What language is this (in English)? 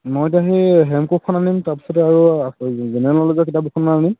Assamese